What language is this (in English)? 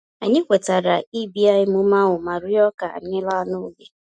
Igbo